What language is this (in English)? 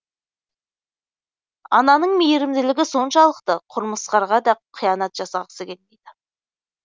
Kazakh